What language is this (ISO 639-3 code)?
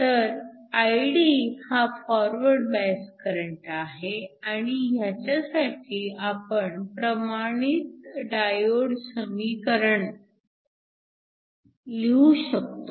mar